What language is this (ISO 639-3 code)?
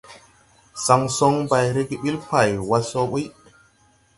tui